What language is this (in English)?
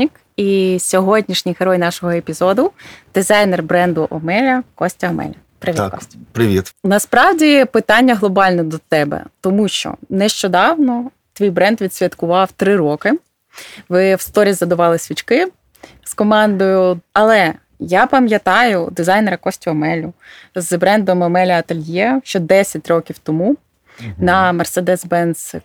Ukrainian